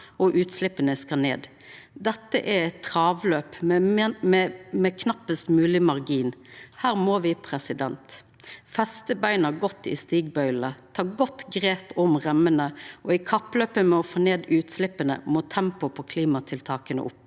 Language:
Norwegian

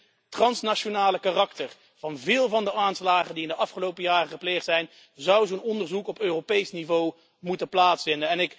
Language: Dutch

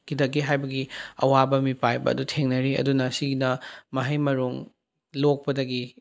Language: Manipuri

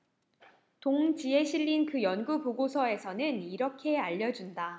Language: Korean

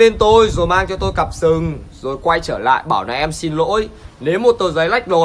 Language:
Vietnamese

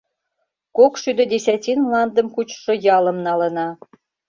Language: Mari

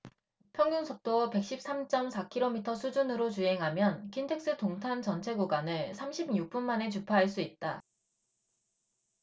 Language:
Korean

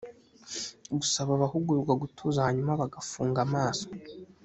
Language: Kinyarwanda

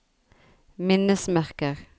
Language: Norwegian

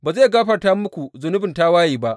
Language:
Hausa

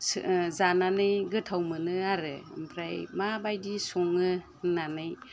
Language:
Bodo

